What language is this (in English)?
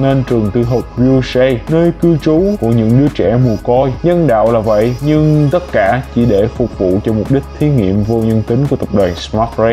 Vietnamese